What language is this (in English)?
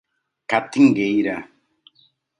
Portuguese